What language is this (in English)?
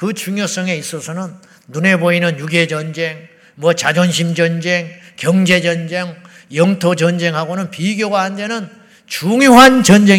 Korean